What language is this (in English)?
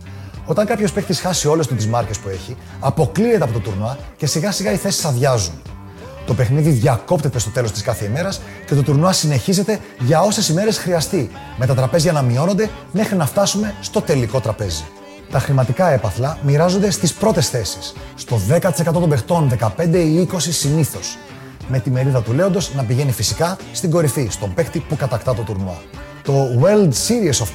Greek